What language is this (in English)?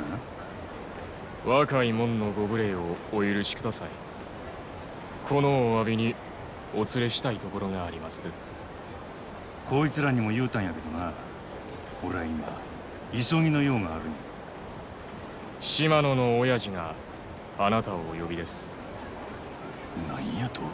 Japanese